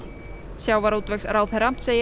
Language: Icelandic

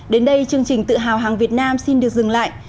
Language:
Vietnamese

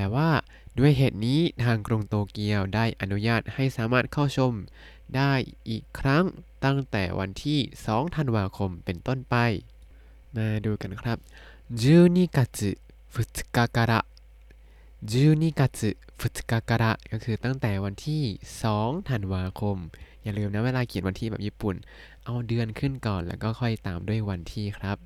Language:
Thai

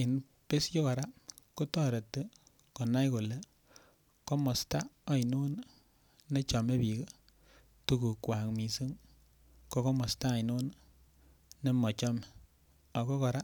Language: Kalenjin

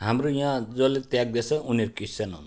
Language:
Nepali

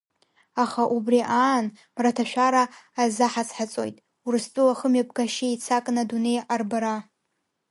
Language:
Abkhazian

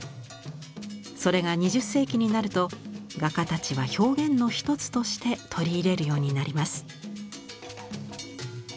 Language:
Japanese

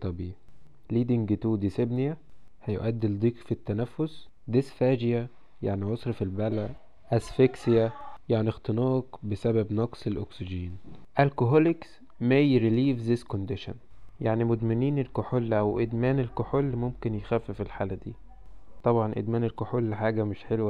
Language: Arabic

